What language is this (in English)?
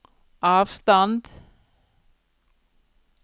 Norwegian